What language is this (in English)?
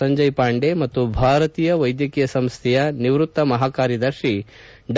Kannada